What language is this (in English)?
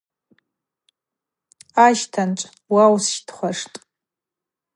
Abaza